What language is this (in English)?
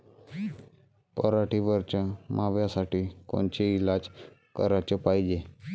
Marathi